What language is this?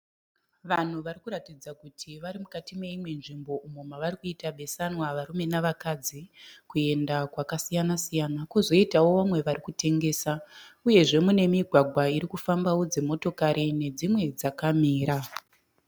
Shona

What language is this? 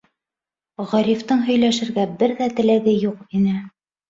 Bashkir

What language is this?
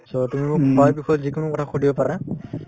Assamese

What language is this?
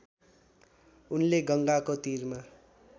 Nepali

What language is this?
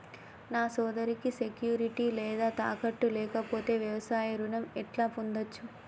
Telugu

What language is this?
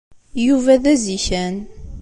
Kabyle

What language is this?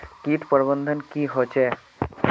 Magahi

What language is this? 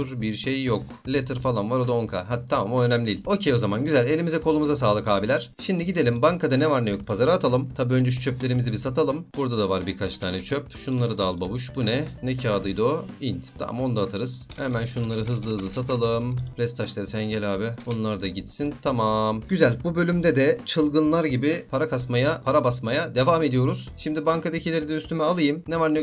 Turkish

